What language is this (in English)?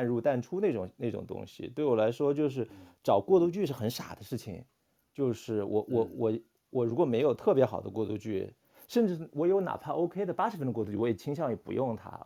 Chinese